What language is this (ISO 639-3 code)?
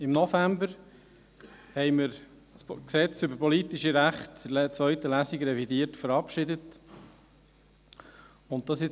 gsw